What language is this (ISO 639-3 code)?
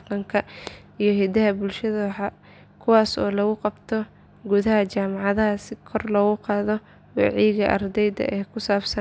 som